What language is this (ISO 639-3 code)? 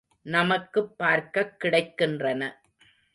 tam